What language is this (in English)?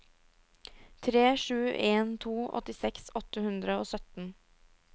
Norwegian